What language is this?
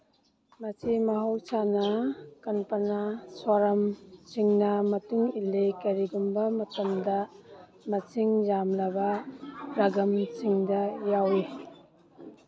Manipuri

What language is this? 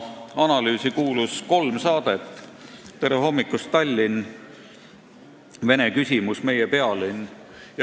Estonian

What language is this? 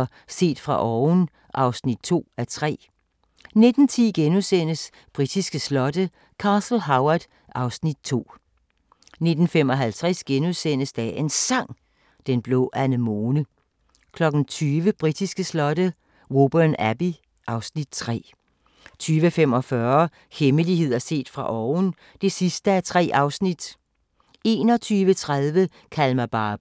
Danish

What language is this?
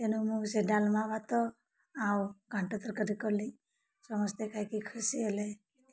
Odia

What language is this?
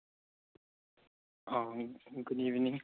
Manipuri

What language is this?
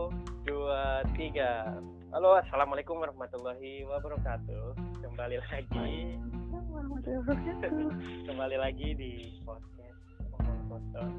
Indonesian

